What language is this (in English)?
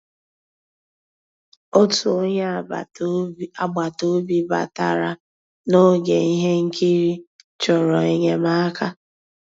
Igbo